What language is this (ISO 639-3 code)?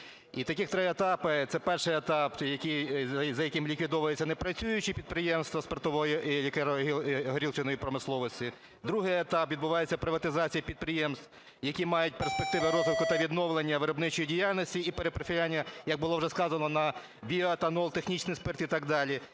ukr